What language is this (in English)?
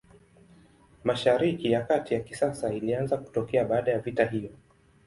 Swahili